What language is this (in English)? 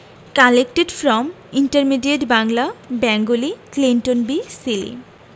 Bangla